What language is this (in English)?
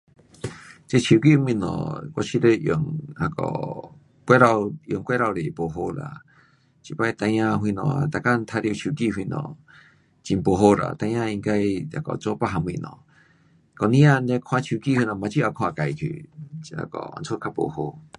Pu-Xian Chinese